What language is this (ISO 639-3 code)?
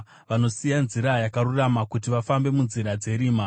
sna